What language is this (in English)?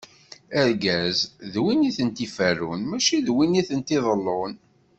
Kabyle